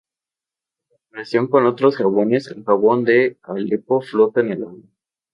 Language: Spanish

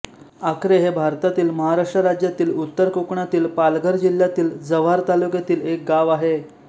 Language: Marathi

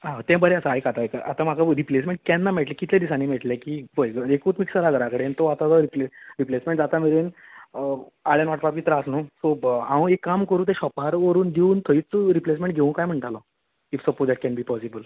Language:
Konkani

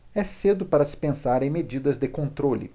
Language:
Portuguese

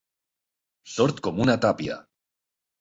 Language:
Catalan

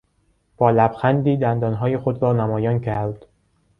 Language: Persian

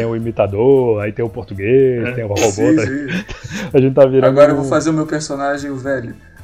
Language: Portuguese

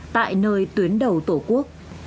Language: Vietnamese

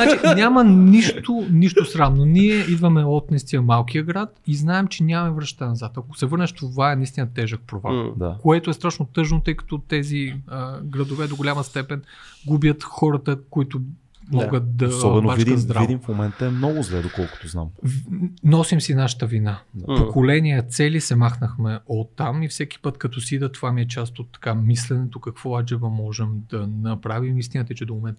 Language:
Bulgarian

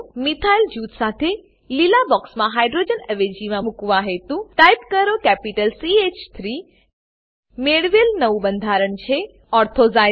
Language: Gujarati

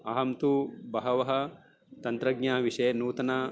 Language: Sanskrit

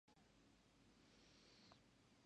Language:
Japanese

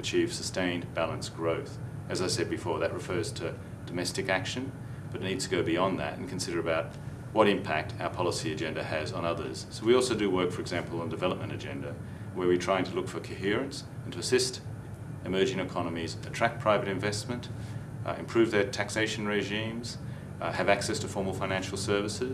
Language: English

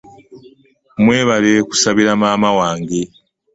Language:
Ganda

